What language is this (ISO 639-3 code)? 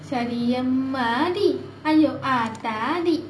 eng